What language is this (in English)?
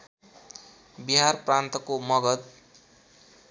Nepali